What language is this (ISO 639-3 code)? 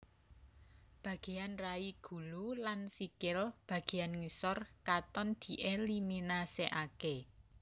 jav